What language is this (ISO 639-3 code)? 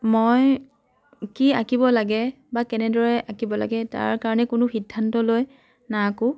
asm